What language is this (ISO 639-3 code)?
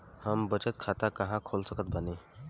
bho